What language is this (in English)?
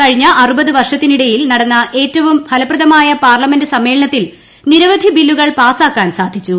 Malayalam